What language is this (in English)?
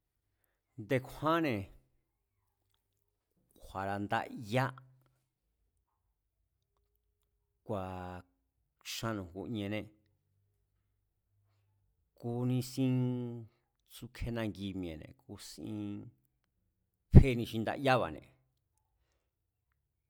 Mazatlán Mazatec